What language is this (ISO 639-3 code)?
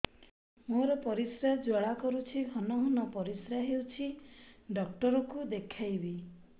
ori